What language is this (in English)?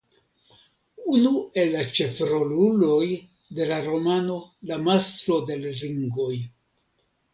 Esperanto